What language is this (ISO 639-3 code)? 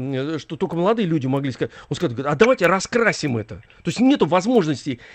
rus